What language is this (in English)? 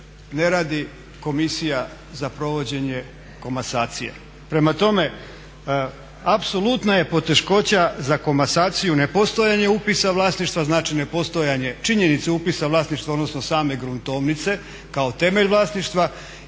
Croatian